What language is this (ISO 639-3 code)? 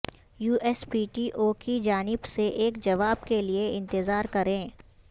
urd